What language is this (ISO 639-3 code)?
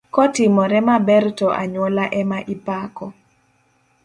luo